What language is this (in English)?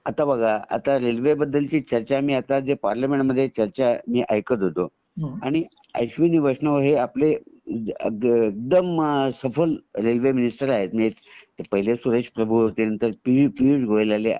Marathi